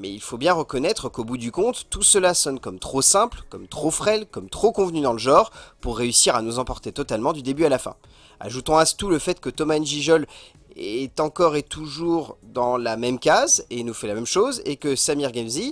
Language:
French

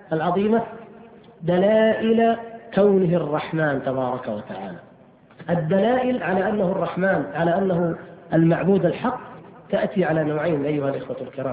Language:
Arabic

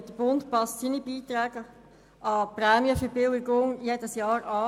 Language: Swiss German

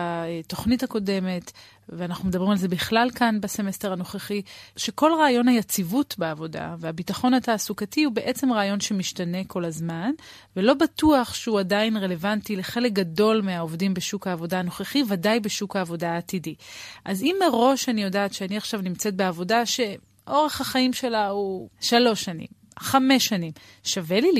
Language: Hebrew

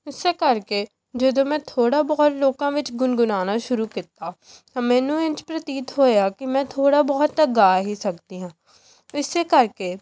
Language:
Punjabi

